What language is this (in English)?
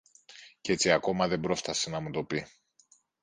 Greek